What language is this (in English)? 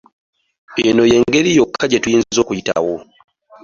Ganda